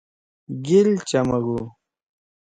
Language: Torwali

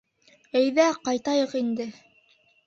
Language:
Bashkir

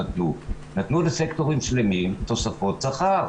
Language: Hebrew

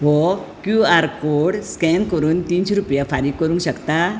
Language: Konkani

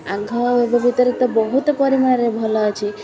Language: Odia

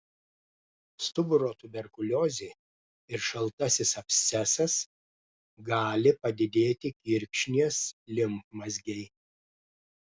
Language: Lithuanian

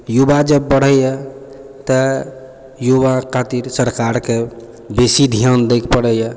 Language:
Maithili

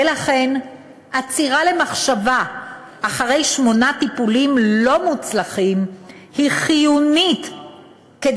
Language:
Hebrew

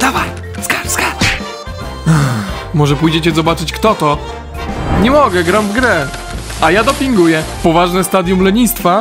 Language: Polish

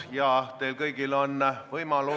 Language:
Estonian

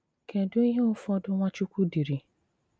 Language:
Igbo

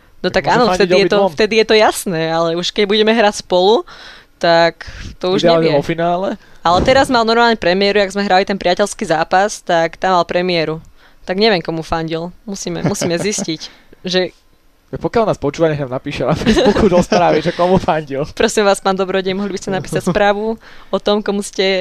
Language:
Slovak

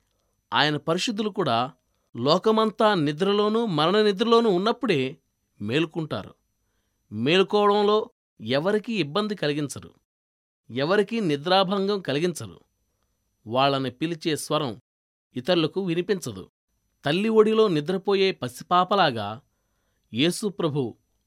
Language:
Telugu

